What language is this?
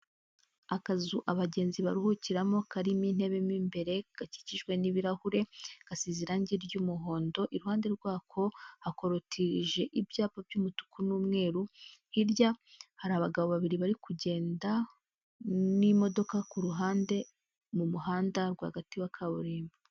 Kinyarwanda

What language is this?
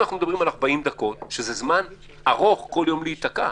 Hebrew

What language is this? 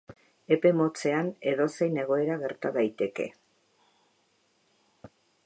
Basque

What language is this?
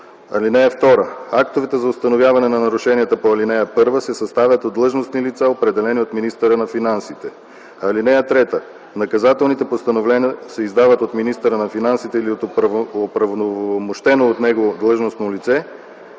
Bulgarian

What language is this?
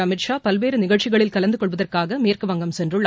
Tamil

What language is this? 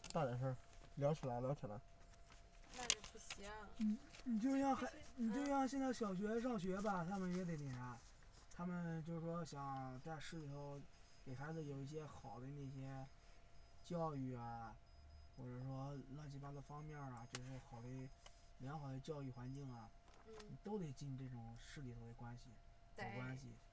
Chinese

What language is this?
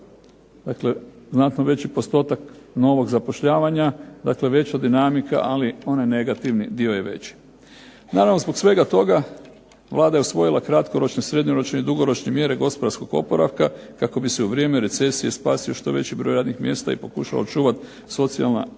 Croatian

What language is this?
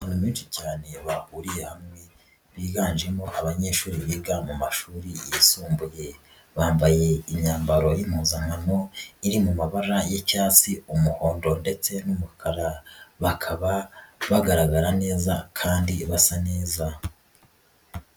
Kinyarwanda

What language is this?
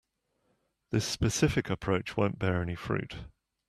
English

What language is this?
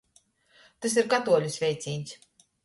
Latgalian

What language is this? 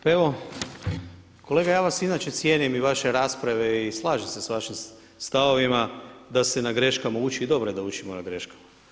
Croatian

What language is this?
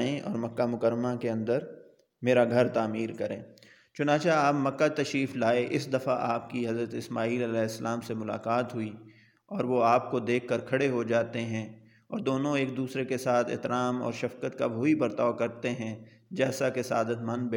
Urdu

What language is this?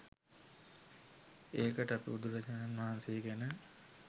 Sinhala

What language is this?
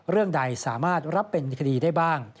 Thai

